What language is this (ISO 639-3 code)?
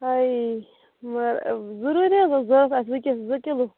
kas